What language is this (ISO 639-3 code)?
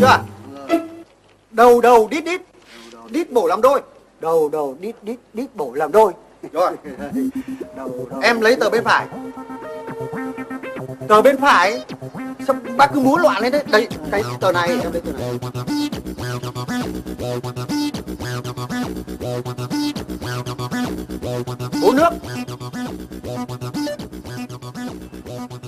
vie